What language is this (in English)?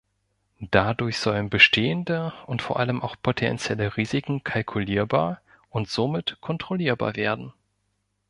German